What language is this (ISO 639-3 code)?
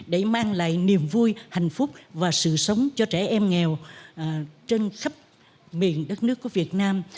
vie